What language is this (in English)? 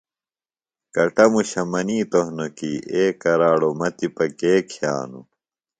Phalura